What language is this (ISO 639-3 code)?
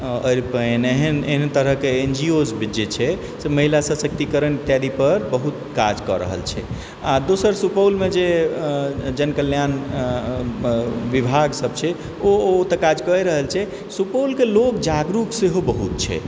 mai